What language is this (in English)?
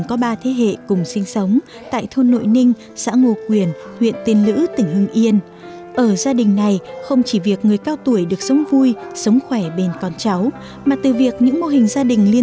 Vietnamese